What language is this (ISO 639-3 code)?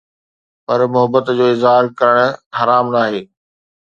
snd